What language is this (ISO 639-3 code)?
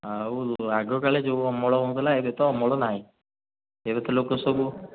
ori